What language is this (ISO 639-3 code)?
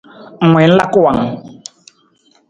nmz